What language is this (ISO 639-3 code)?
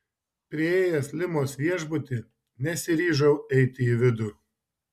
lit